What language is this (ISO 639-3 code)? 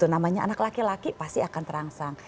ind